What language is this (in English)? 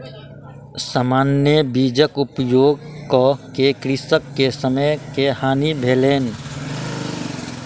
Maithili